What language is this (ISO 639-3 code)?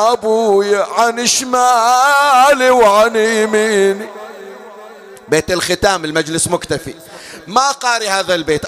ara